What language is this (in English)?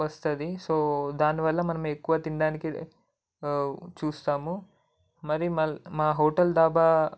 Telugu